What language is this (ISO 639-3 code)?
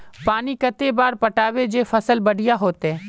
mag